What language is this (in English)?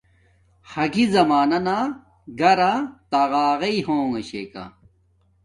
Domaaki